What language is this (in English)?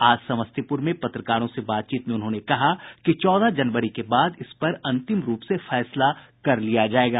Hindi